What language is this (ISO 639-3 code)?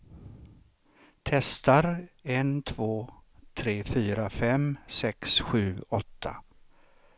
swe